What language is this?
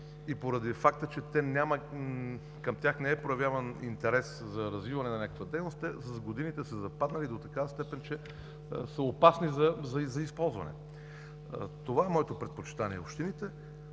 Bulgarian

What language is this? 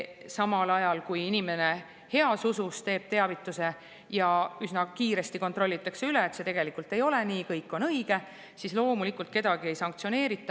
Estonian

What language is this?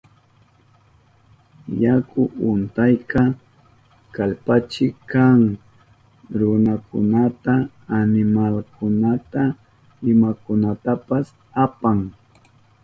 Southern Pastaza Quechua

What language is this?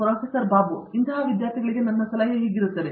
Kannada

